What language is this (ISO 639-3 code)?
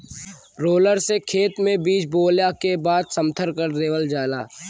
bho